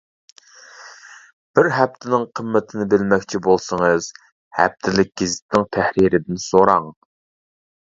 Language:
Uyghur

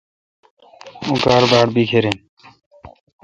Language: Kalkoti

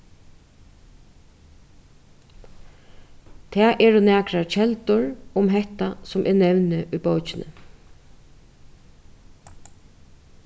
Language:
Faroese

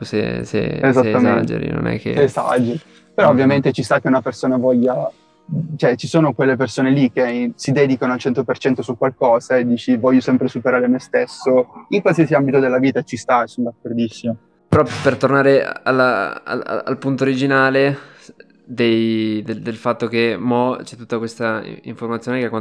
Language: Italian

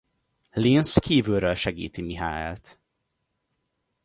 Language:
Hungarian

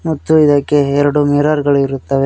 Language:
Kannada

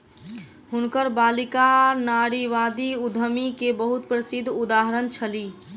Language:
Maithili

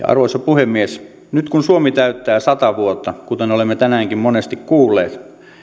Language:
Finnish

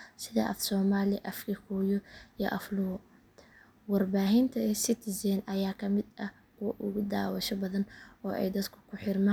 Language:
Somali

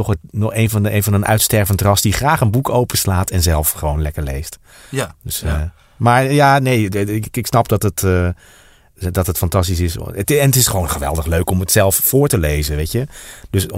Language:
Dutch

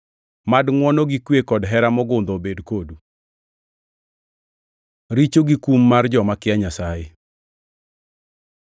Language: Luo (Kenya and Tanzania)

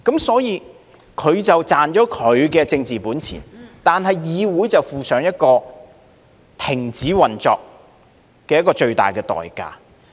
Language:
Cantonese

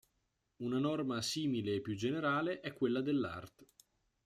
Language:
Italian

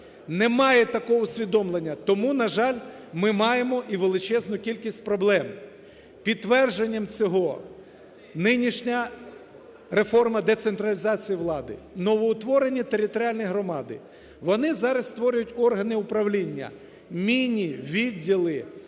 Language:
Ukrainian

